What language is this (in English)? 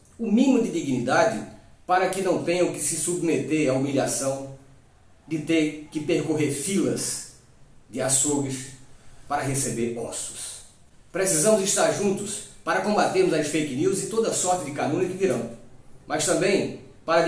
Portuguese